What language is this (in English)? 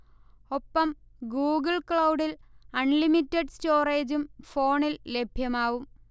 Malayalam